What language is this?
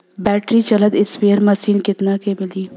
Bhojpuri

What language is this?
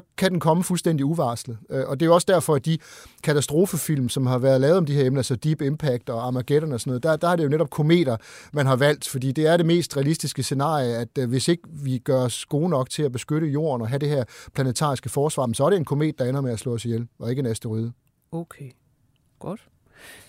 Danish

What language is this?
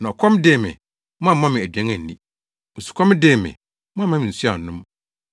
Akan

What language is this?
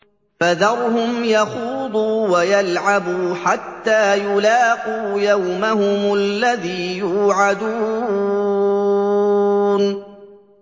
Arabic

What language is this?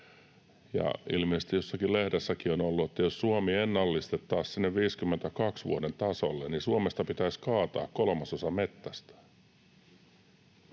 Finnish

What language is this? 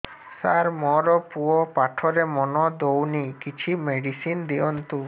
Odia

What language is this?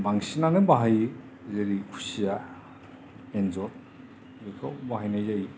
Bodo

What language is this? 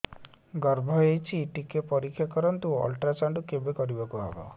Odia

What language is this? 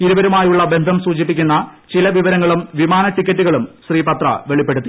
Malayalam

